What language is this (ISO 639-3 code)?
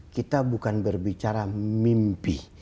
ind